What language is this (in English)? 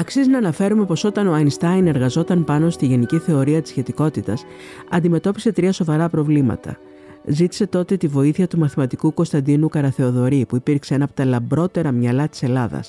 Greek